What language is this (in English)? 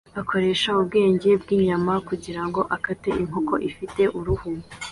Kinyarwanda